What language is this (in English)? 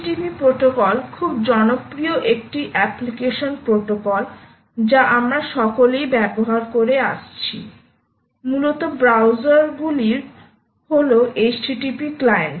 Bangla